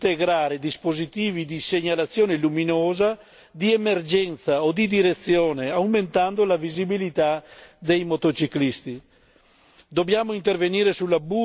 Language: Italian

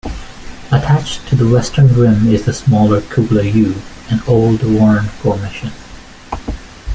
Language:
English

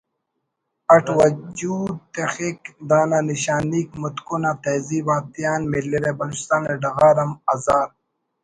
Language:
Brahui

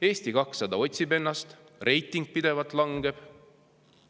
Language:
Estonian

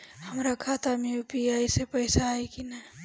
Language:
Bhojpuri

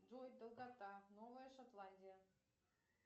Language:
Russian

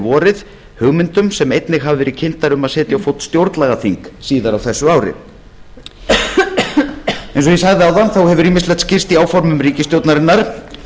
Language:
Icelandic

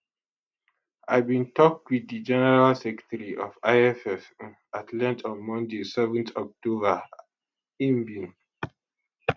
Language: Nigerian Pidgin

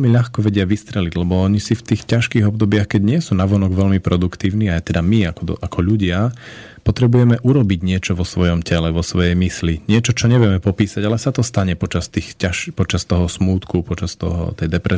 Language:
Slovak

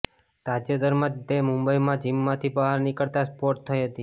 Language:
Gujarati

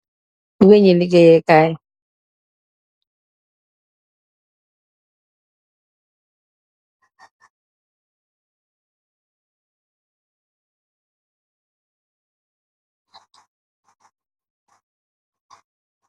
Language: Wolof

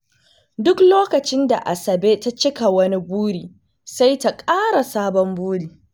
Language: Hausa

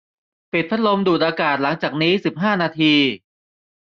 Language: Thai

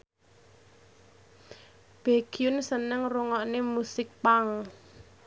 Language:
Javanese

